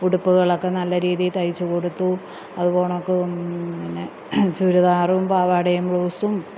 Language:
Malayalam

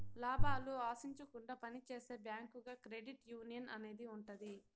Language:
Telugu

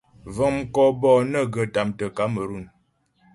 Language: Ghomala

